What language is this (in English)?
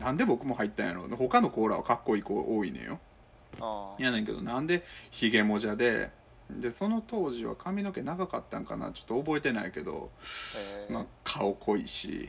Japanese